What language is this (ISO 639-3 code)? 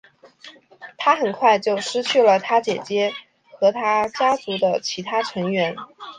zho